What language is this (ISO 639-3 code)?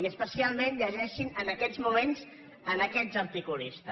cat